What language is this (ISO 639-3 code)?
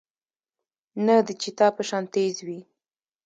pus